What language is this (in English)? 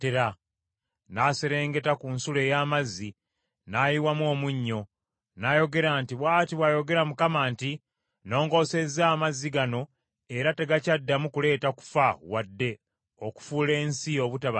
Ganda